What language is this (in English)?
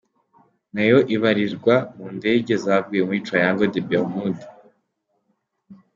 Kinyarwanda